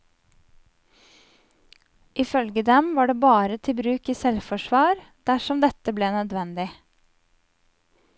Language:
Norwegian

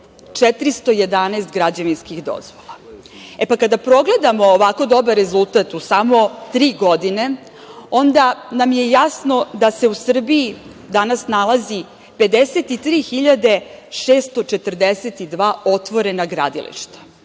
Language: Serbian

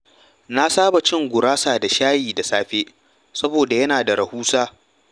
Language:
Hausa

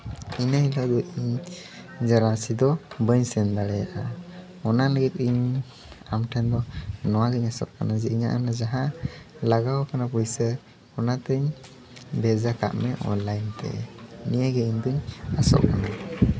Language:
Santali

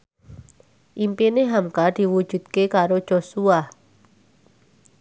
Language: Javanese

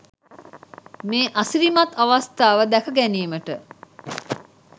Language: Sinhala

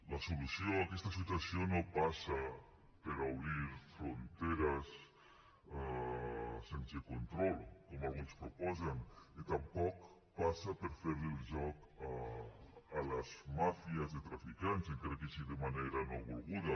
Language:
Catalan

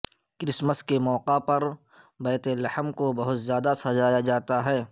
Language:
Urdu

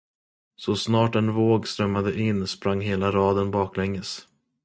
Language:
Swedish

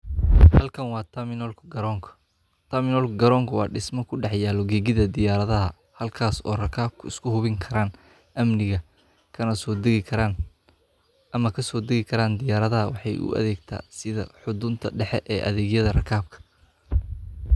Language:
Somali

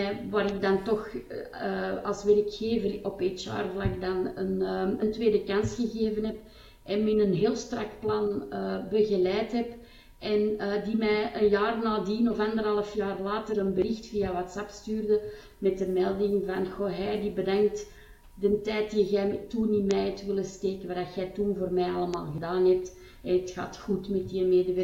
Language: Dutch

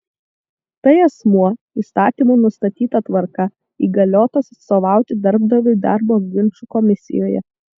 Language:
Lithuanian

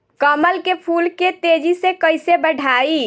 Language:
Bhojpuri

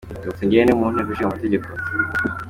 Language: Kinyarwanda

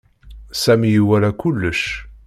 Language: Kabyle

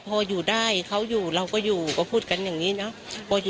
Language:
Thai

